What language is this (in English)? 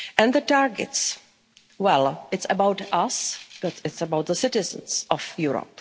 English